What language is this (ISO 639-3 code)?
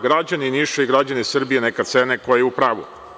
srp